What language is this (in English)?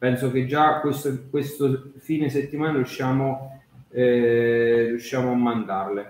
Italian